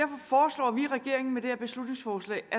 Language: Danish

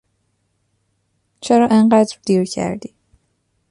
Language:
Persian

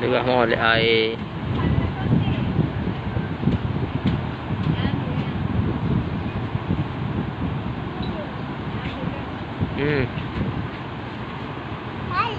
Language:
Malay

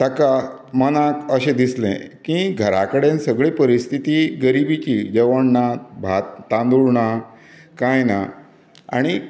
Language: Konkani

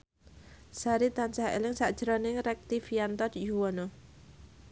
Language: Javanese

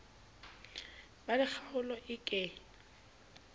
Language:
Southern Sotho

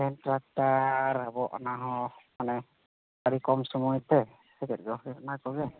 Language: Santali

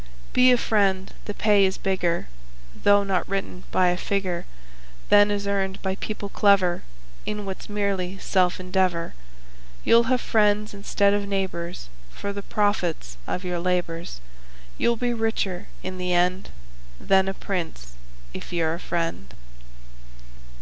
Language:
English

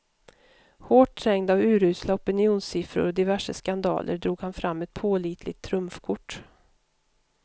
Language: Swedish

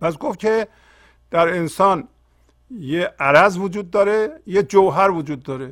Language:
Persian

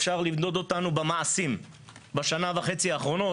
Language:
Hebrew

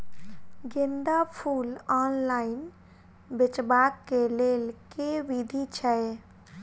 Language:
Maithili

